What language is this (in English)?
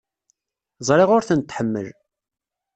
Kabyle